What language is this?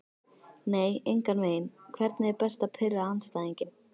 Icelandic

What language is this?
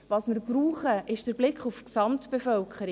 Swiss German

